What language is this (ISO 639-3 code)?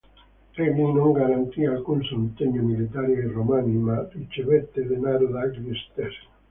ita